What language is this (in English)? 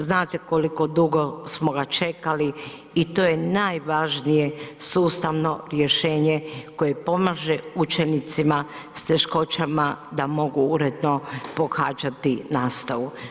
Croatian